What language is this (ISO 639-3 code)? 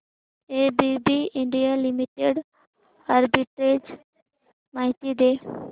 mar